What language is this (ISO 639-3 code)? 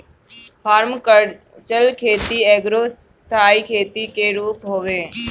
bho